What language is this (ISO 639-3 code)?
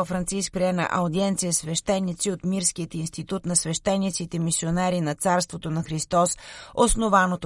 bul